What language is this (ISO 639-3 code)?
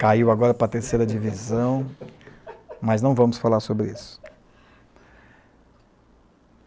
por